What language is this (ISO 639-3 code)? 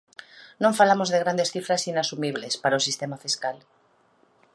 glg